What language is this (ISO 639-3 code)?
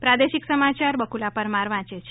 guj